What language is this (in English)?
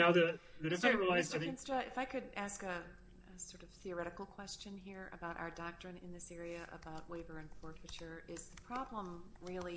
English